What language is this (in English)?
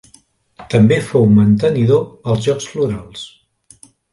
Catalan